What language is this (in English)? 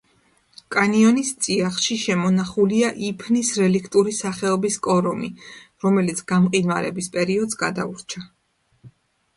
Georgian